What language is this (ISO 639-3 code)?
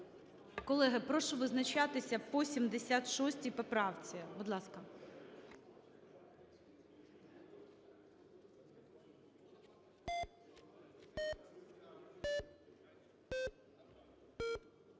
ukr